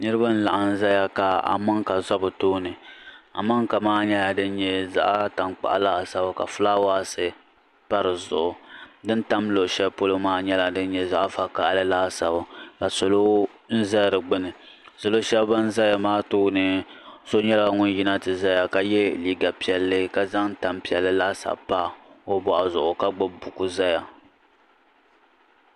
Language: Dagbani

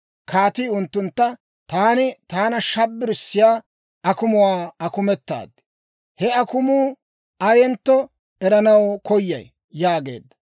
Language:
Dawro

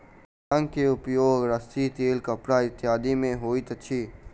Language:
Maithili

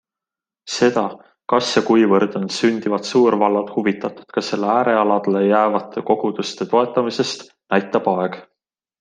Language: Estonian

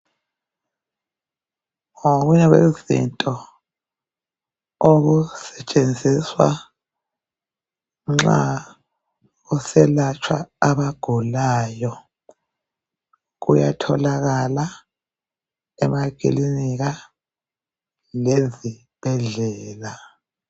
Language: North Ndebele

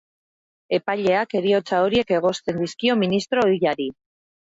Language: Basque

